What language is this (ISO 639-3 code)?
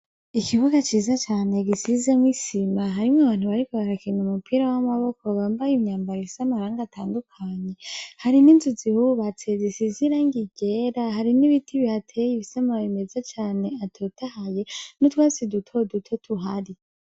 run